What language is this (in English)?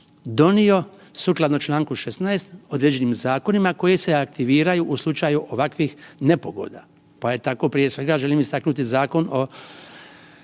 Croatian